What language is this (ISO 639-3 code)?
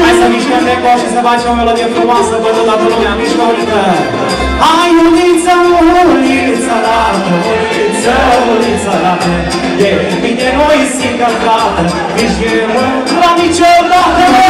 ron